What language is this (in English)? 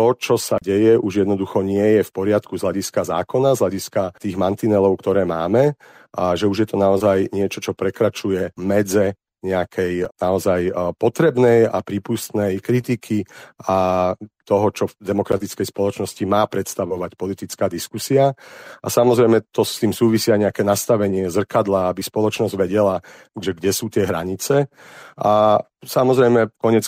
Slovak